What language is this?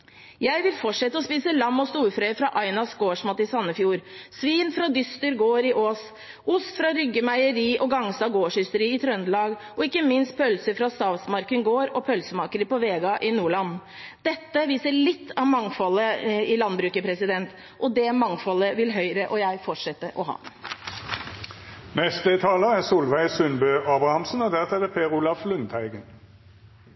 Norwegian Bokmål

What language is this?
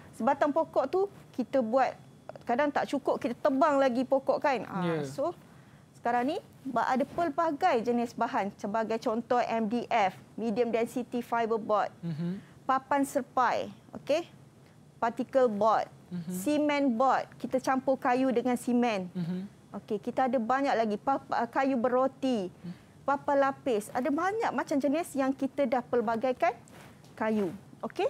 Malay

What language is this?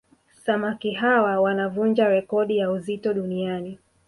Swahili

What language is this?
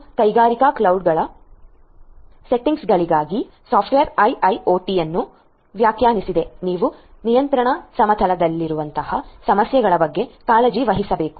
Kannada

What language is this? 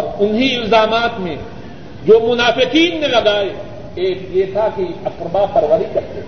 Urdu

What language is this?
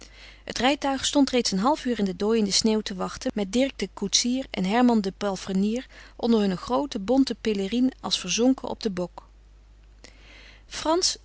Dutch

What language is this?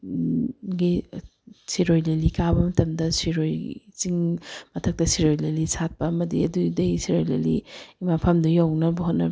Manipuri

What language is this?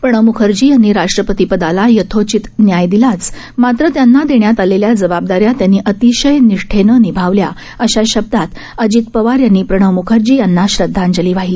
Marathi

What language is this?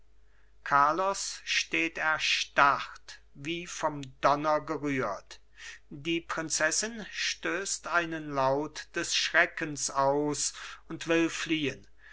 German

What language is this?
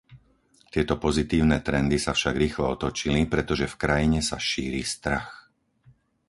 Slovak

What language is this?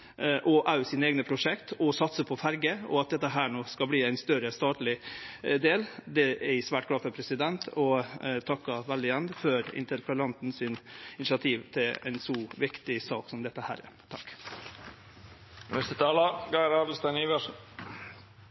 Norwegian Nynorsk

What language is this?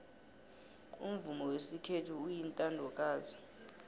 South Ndebele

